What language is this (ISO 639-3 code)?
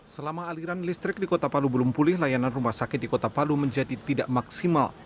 ind